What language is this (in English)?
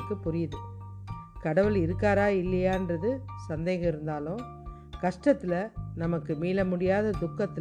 Tamil